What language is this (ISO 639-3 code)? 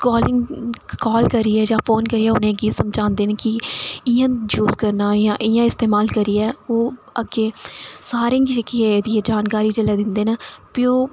doi